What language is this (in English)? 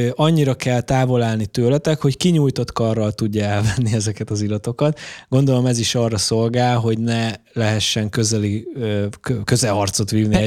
Hungarian